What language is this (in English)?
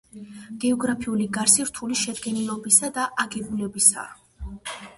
Georgian